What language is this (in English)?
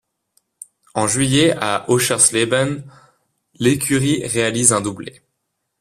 French